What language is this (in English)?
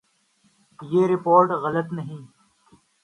Urdu